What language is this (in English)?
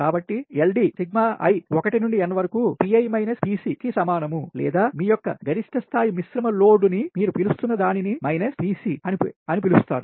Telugu